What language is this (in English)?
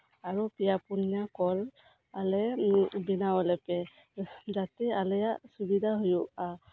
Santali